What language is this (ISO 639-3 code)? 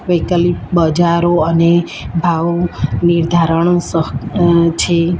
guj